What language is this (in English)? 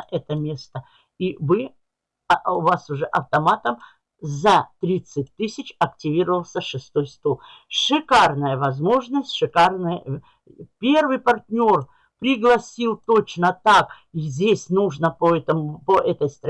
Russian